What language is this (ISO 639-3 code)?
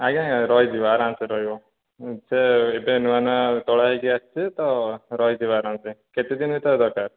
ori